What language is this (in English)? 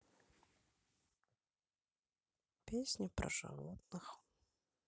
Russian